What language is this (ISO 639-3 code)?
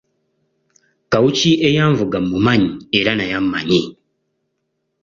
lug